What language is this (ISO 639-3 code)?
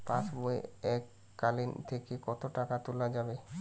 ben